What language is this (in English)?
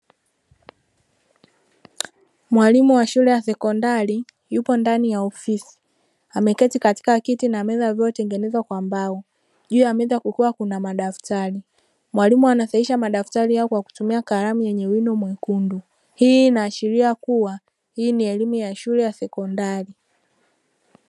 Swahili